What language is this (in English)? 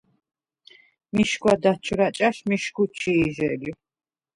Svan